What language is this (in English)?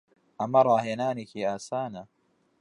Central Kurdish